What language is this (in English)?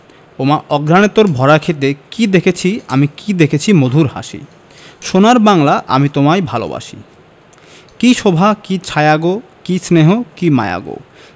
Bangla